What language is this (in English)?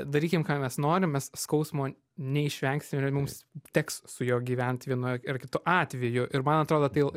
Lithuanian